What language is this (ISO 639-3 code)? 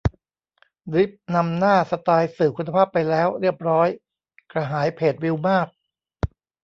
tha